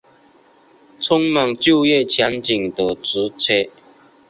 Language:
Chinese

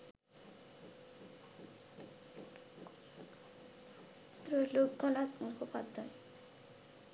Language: Bangla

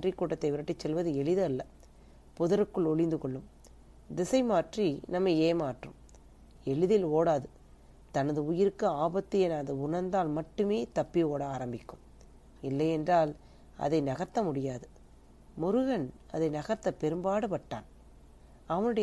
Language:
Tamil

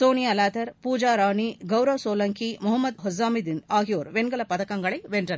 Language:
Tamil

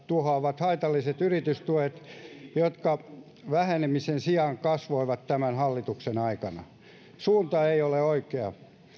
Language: Finnish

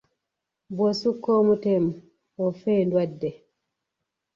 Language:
Ganda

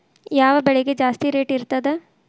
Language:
Kannada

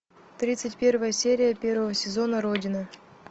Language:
Russian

